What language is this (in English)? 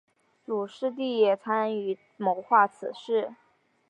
Chinese